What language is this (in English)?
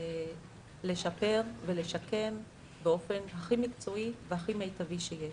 Hebrew